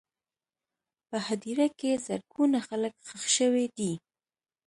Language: Pashto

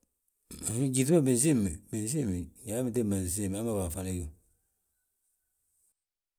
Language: Balanta-Ganja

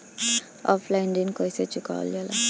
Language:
Bhojpuri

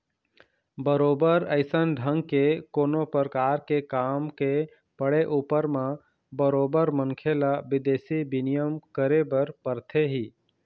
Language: Chhattisgarhi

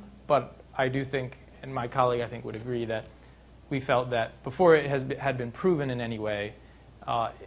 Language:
English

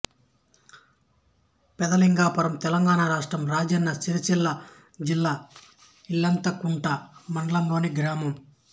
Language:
Telugu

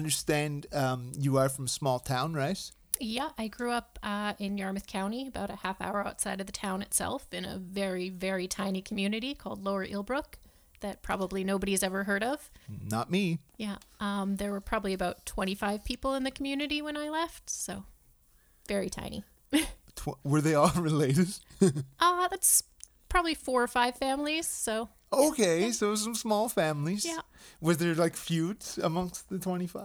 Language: English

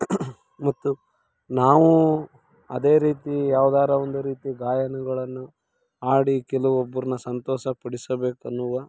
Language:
Kannada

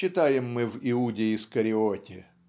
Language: Russian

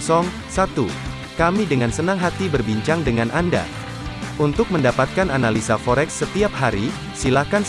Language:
Indonesian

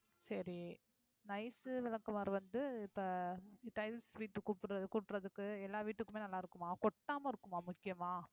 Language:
Tamil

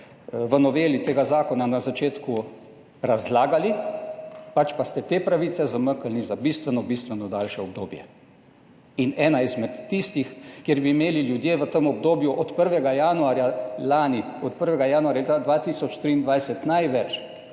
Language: Slovenian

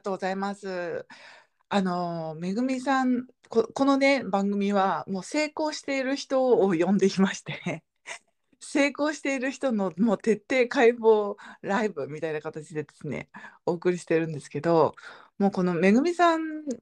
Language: Japanese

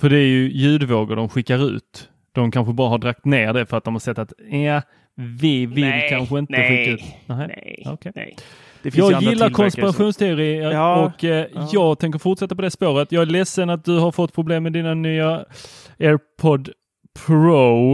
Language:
Swedish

